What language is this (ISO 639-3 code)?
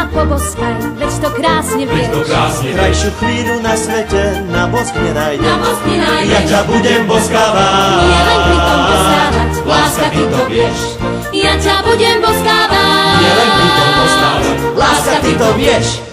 slk